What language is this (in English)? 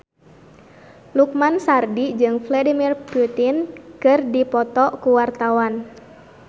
Sundanese